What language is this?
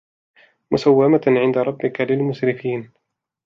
Arabic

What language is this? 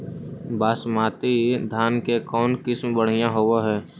Magahi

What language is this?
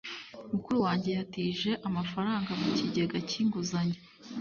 Kinyarwanda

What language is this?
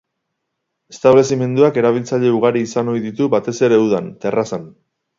Basque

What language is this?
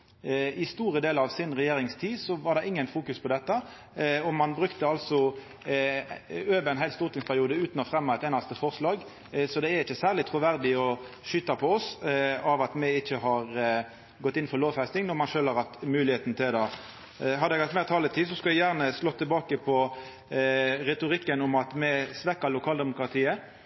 Norwegian Nynorsk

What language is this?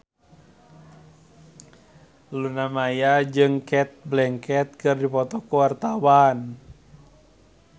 Sundanese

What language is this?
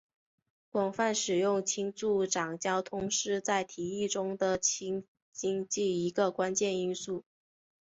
Chinese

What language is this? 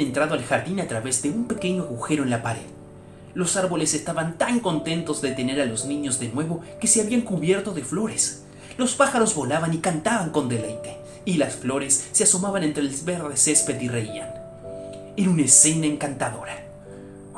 Spanish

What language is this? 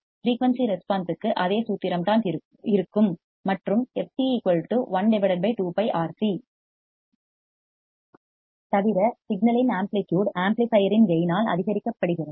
Tamil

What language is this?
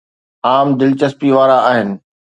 Sindhi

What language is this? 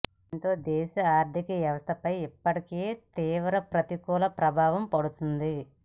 Telugu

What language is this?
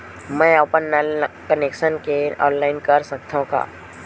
Chhattisgarhi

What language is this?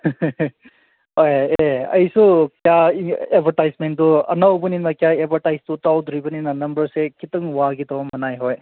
Manipuri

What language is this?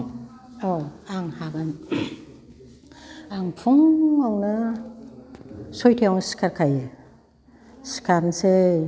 Bodo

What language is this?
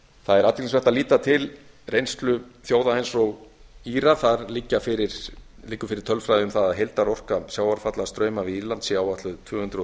Icelandic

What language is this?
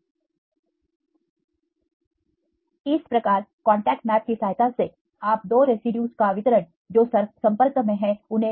Hindi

